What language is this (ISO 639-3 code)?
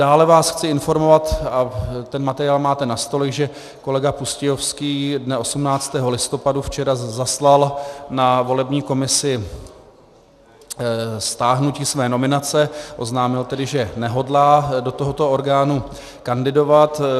ces